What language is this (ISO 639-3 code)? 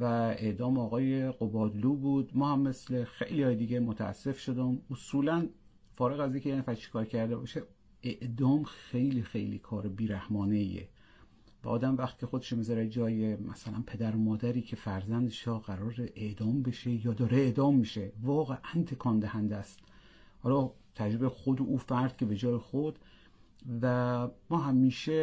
fas